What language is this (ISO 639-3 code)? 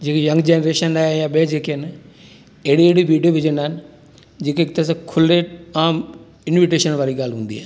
snd